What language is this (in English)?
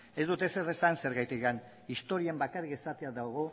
Basque